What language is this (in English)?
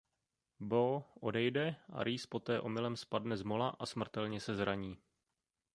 Czech